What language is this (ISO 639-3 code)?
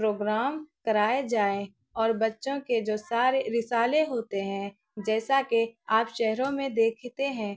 urd